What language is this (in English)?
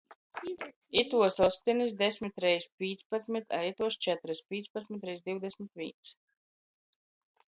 Latgalian